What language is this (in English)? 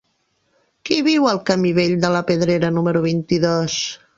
Catalan